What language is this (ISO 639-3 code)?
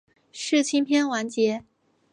zho